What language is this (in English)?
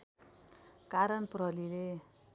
Nepali